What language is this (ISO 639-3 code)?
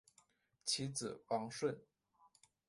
zho